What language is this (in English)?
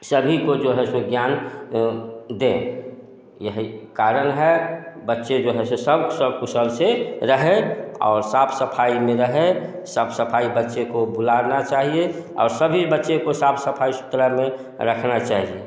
Hindi